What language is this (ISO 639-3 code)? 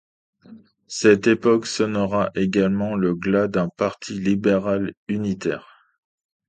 fra